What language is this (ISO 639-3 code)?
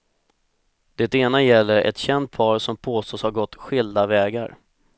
swe